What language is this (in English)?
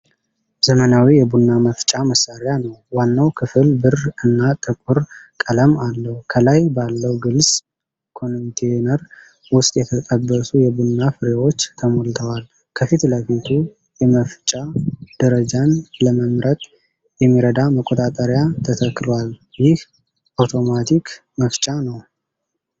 Amharic